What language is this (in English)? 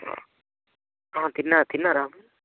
Telugu